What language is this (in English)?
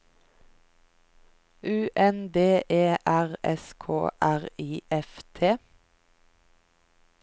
Norwegian